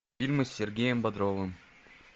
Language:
Russian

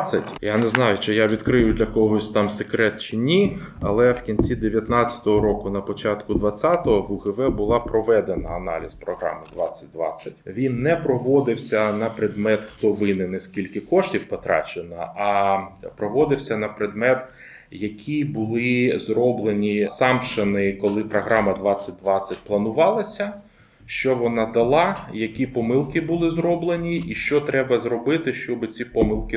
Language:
Ukrainian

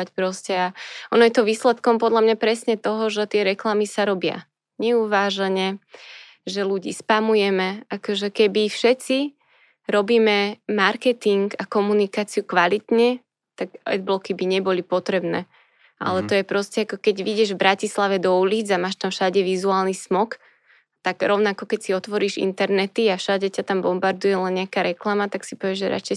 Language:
Slovak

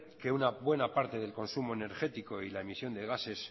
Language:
Spanish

